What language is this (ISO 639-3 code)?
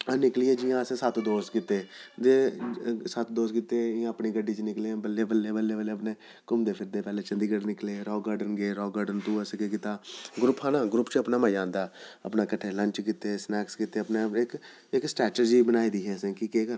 doi